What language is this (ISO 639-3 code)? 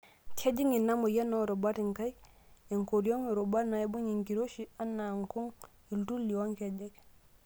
mas